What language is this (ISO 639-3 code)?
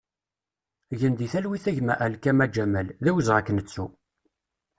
kab